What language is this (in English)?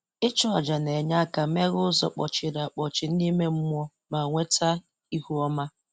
Igbo